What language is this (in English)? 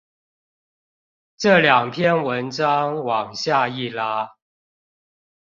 Chinese